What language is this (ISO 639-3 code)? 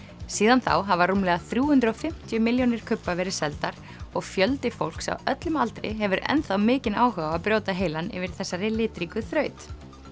isl